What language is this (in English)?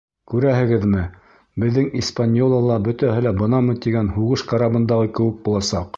Bashkir